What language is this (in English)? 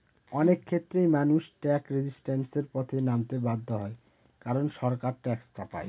Bangla